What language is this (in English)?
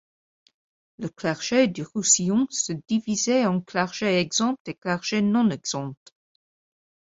French